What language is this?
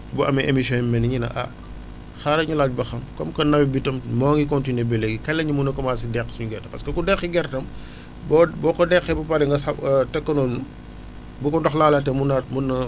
Wolof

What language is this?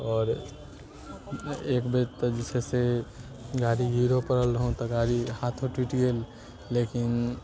Maithili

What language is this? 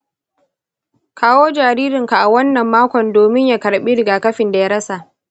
Hausa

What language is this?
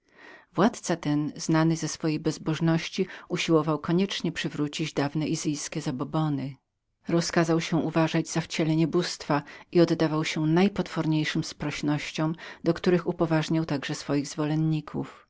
Polish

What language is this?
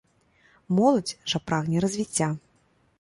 Belarusian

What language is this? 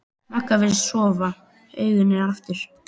Icelandic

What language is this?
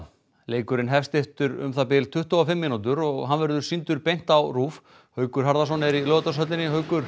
Icelandic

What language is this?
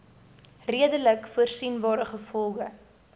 Afrikaans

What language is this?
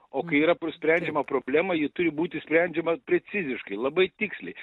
Lithuanian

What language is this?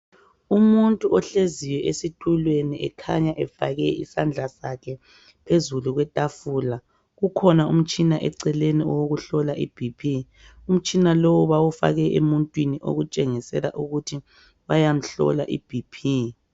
North Ndebele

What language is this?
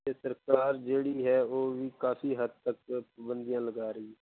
Punjabi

